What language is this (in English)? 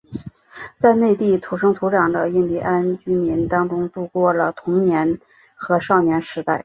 Chinese